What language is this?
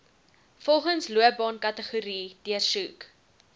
Afrikaans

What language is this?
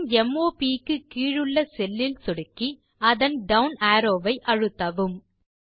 Tamil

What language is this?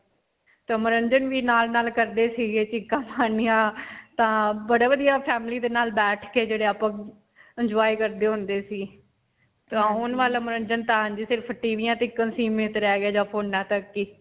Punjabi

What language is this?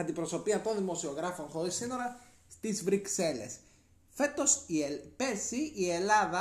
Greek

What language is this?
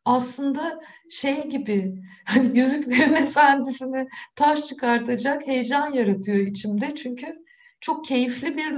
Turkish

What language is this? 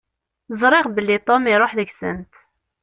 Kabyle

